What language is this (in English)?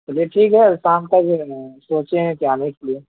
Urdu